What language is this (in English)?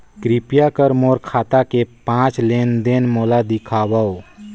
Chhattisgarhi